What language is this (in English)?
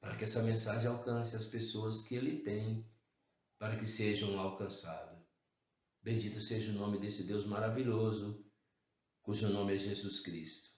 Portuguese